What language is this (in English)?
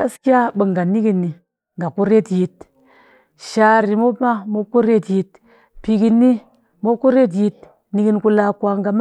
Cakfem-Mushere